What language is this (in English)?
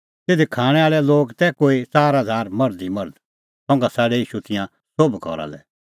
Kullu Pahari